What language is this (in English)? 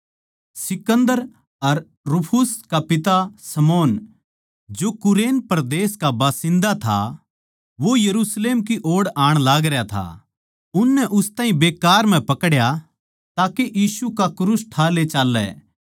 Haryanvi